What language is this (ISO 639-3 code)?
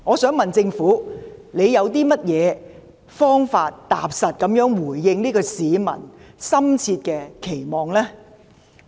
yue